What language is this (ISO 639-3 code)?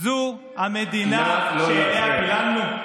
heb